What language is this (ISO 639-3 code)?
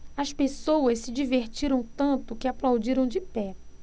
por